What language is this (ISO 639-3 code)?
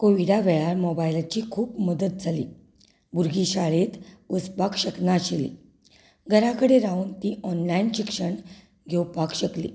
kok